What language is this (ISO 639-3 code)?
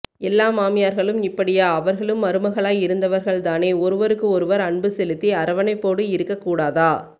tam